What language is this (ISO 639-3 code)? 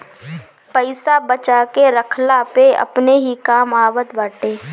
bho